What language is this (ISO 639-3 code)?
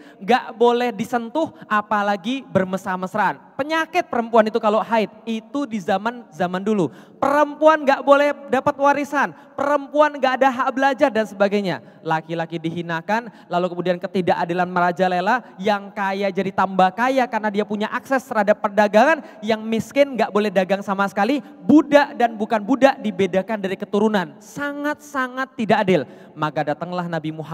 ind